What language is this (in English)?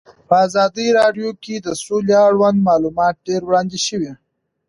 Pashto